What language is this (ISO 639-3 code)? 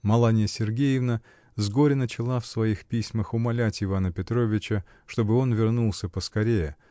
rus